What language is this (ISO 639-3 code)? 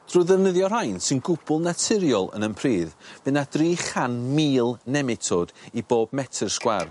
cym